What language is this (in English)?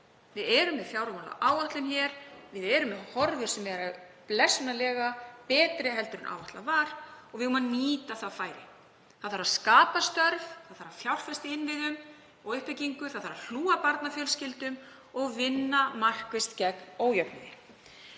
Icelandic